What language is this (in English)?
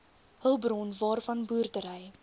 Afrikaans